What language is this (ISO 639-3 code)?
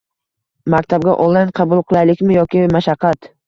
uzb